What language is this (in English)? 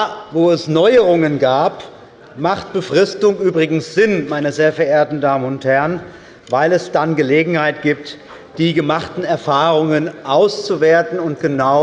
German